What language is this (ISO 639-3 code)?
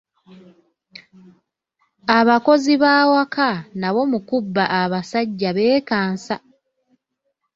lug